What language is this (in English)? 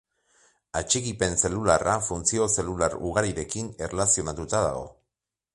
Basque